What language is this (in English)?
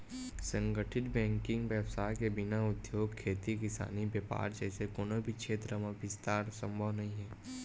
Chhattisgarhi